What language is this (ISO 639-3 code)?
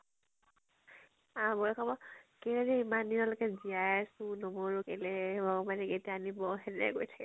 asm